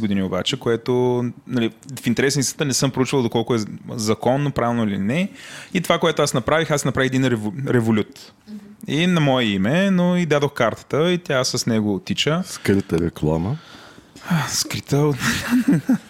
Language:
Bulgarian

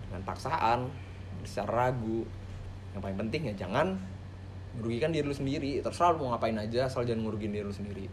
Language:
Indonesian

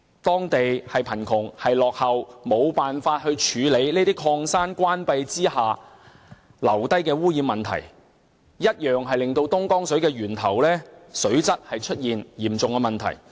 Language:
Cantonese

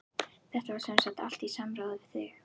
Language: Icelandic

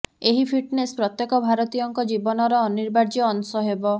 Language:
Odia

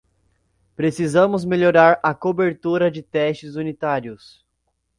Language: Portuguese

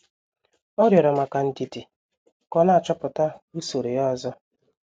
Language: Igbo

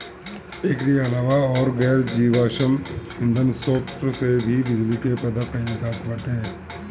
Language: Bhojpuri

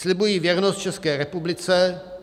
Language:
Czech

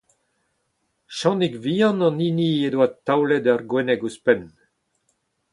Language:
Breton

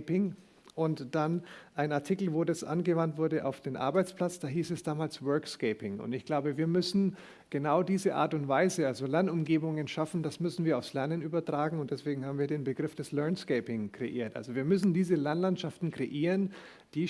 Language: German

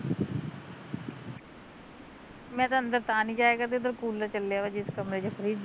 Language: Punjabi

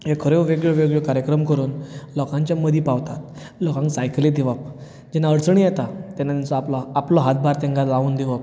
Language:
Konkani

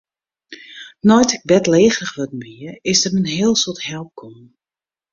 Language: Western Frisian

